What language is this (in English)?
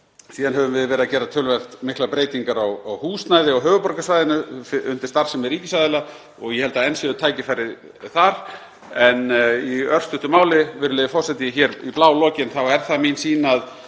Icelandic